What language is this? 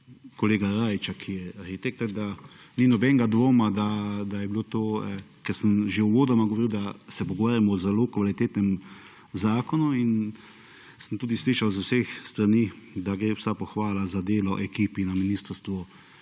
Slovenian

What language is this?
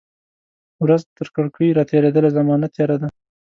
Pashto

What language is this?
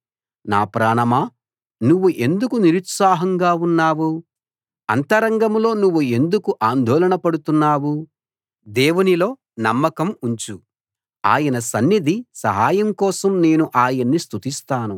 Telugu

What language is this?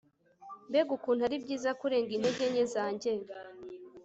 Kinyarwanda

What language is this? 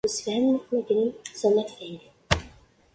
Kabyle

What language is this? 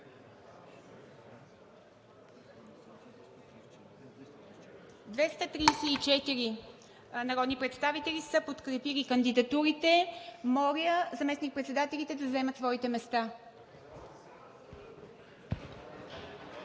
Bulgarian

